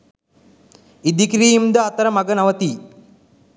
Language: Sinhala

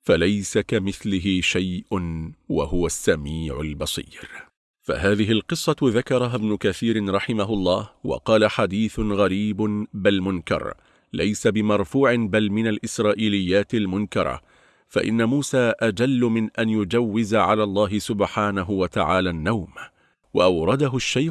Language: Arabic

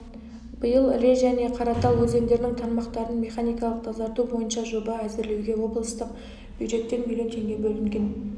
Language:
Kazakh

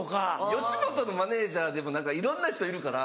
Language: Japanese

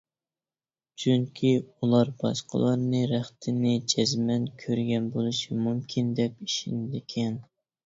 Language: Uyghur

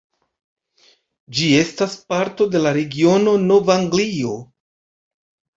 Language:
Esperanto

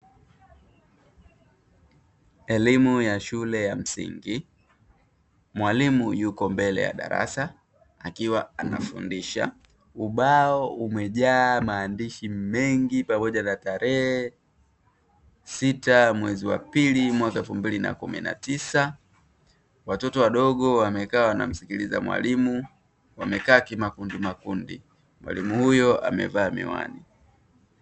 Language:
Swahili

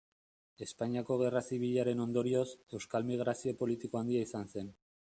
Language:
Basque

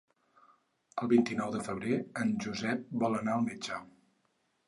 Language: Catalan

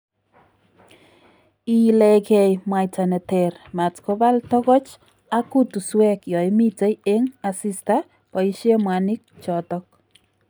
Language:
Kalenjin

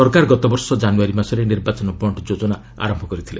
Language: Odia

